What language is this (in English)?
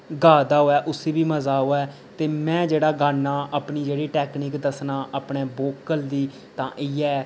Dogri